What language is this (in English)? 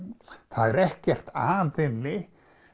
Icelandic